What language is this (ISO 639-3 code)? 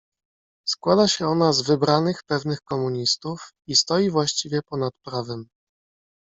pol